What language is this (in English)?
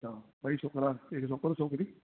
Sindhi